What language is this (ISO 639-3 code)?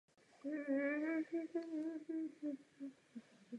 ces